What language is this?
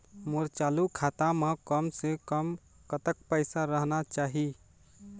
Chhattisgarhi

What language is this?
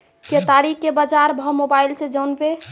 Maithili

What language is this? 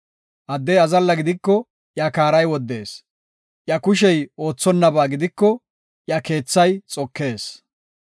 Gofa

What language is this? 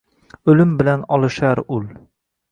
Uzbek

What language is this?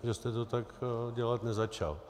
Czech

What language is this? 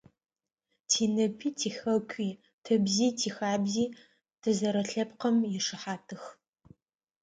Adyghe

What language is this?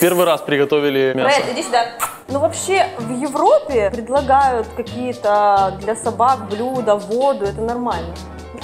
Russian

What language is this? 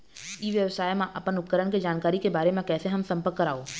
Chhattisgarhi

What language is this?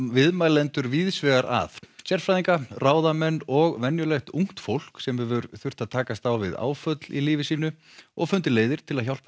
Icelandic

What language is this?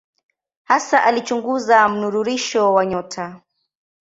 Swahili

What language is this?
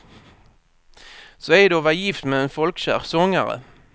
Swedish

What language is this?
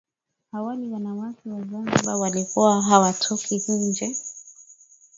Swahili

